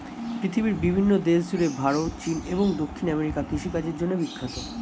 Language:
Bangla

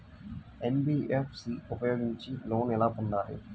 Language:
Telugu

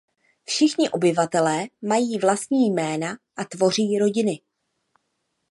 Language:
Czech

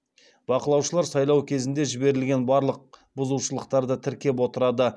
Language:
Kazakh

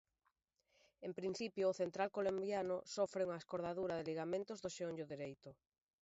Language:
Galician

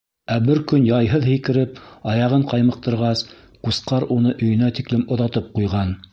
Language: Bashkir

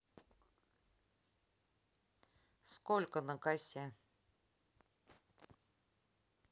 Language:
Russian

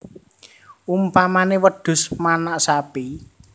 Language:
Javanese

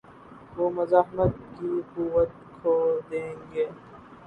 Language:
Urdu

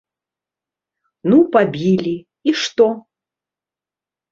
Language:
Belarusian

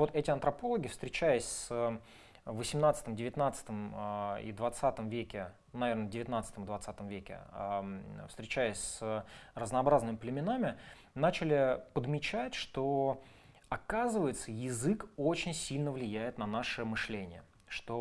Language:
Russian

